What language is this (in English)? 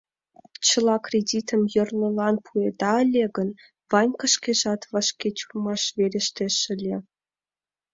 Mari